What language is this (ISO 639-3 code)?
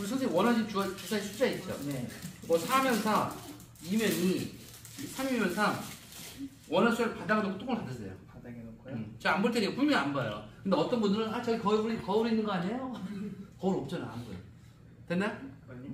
kor